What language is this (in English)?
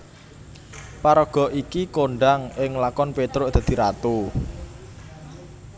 Javanese